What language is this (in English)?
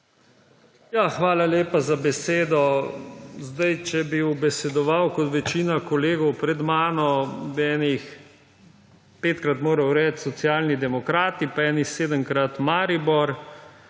Slovenian